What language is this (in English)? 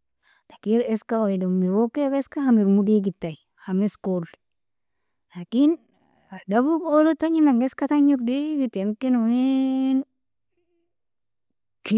Nobiin